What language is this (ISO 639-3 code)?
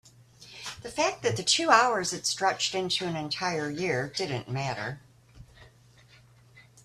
eng